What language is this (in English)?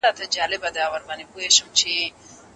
Pashto